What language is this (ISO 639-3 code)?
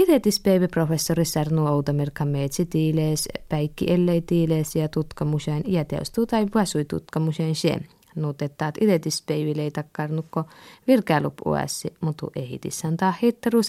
fin